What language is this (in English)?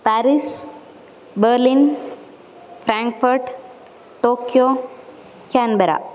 Sanskrit